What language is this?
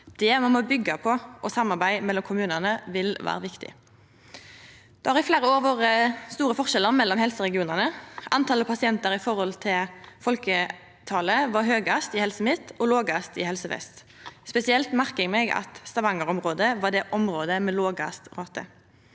Norwegian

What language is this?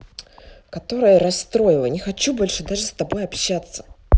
Russian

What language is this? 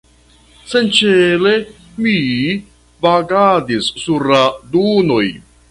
Esperanto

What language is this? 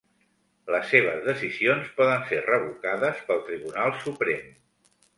Catalan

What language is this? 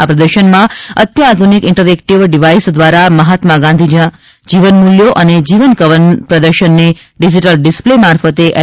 Gujarati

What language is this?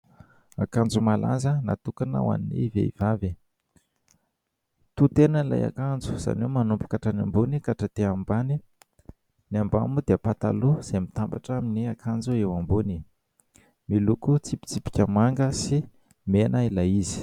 Malagasy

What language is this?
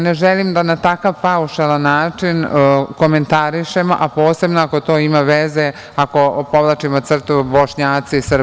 Serbian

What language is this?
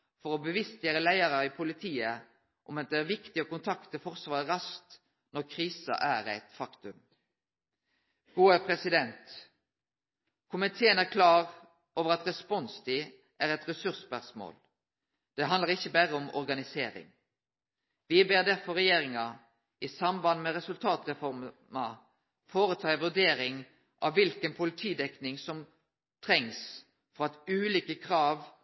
Norwegian Nynorsk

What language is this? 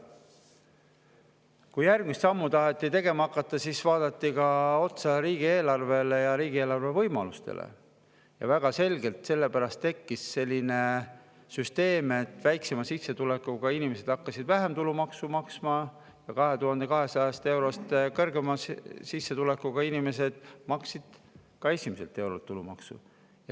Estonian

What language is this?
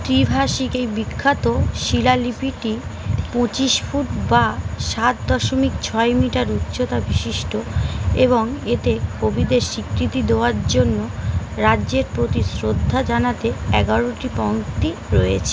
Bangla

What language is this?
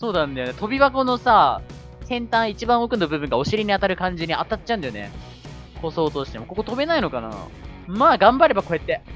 Japanese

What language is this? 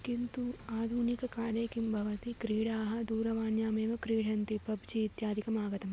Sanskrit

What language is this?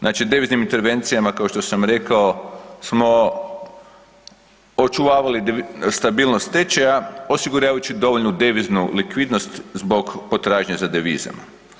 Croatian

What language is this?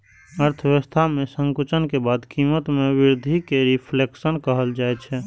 Maithili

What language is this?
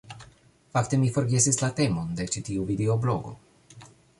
Esperanto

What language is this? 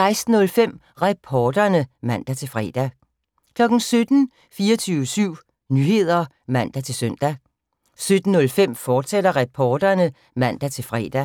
Danish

